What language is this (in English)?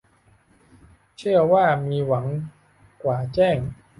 Thai